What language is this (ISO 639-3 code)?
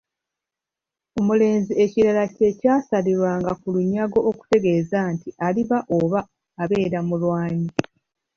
lug